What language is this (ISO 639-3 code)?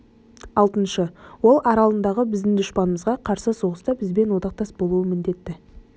kaz